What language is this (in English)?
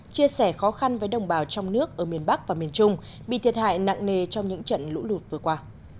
Vietnamese